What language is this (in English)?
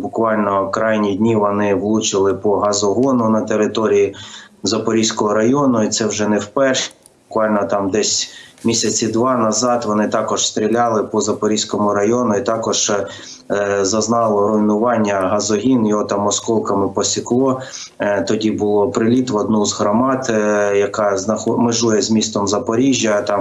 Ukrainian